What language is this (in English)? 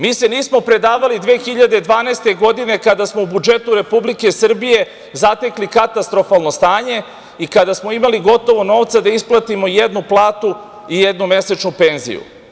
Serbian